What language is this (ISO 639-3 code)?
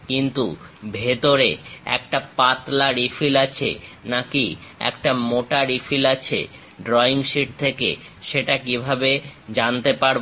ben